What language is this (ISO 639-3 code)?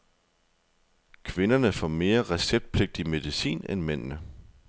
dan